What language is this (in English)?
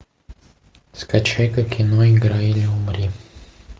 Russian